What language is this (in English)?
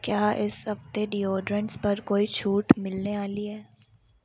Dogri